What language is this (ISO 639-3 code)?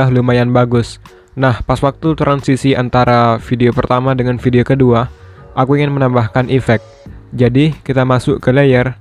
ind